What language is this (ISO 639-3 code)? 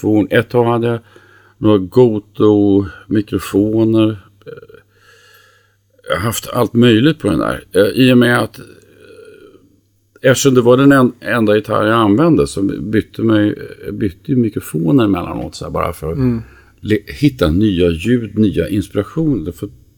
swe